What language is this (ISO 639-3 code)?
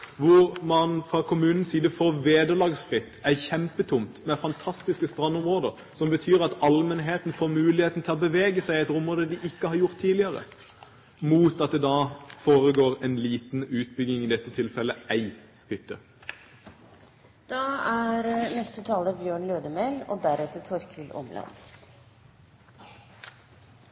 nor